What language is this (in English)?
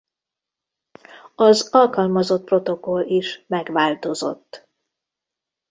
Hungarian